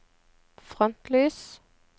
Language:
Norwegian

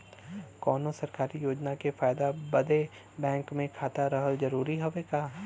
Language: Bhojpuri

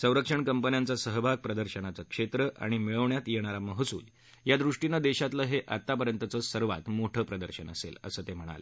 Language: Marathi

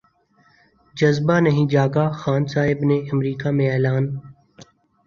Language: Urdu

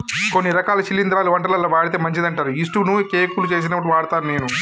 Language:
Telugu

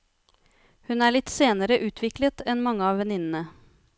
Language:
Norwegian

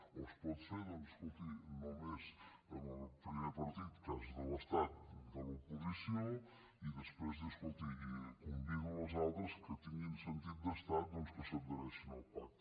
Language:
Catalan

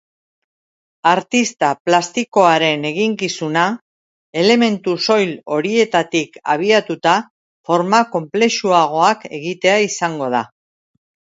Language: Basque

